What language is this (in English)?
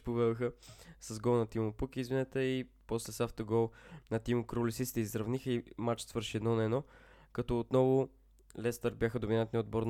Bulgarian